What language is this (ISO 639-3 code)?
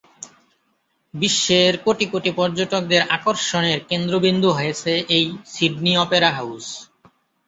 ben